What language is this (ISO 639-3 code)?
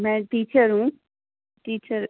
urd